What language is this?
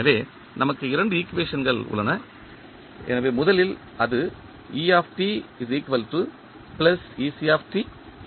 Tamil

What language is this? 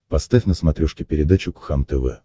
Russian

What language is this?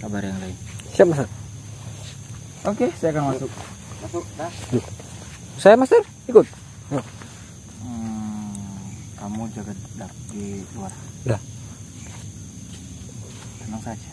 Indonesian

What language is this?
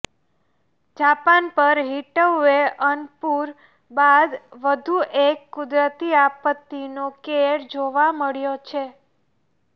Gujarati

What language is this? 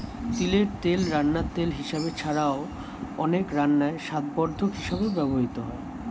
Bangla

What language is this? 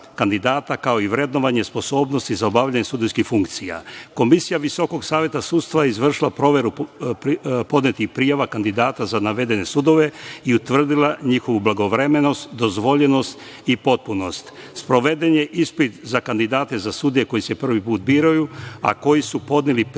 Serbian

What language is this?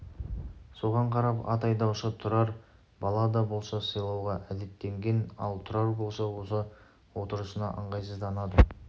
Kazakh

